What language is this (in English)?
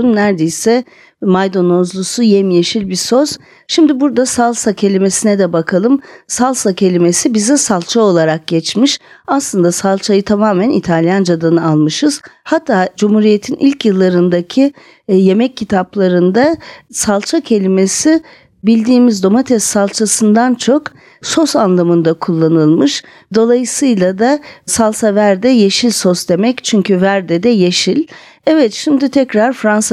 Turkish